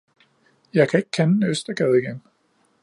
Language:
Danish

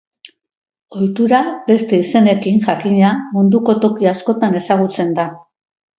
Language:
Basque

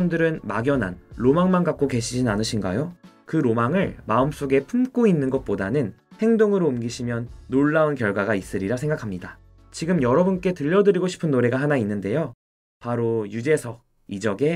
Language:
Korean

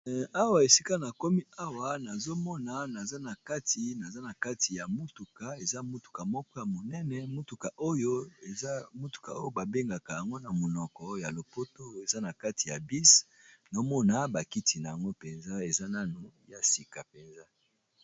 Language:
Lingala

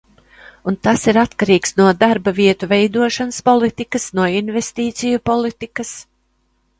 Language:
Latvian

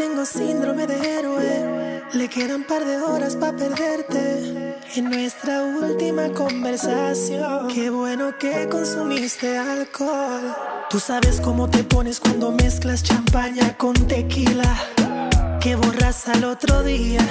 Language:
French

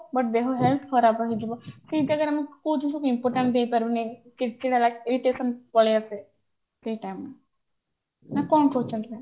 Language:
Odia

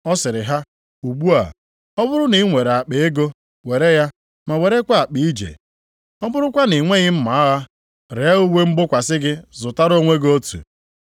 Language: Igbo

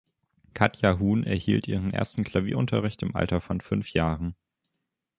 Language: German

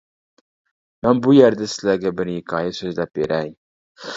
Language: Uyghur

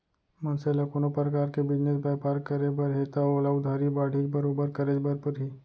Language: Chhattisgarhi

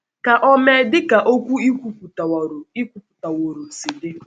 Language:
Igbo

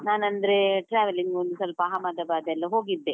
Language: Kannada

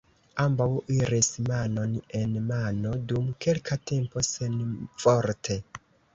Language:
Esperanto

